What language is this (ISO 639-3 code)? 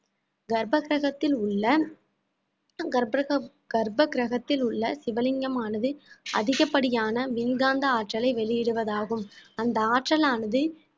tam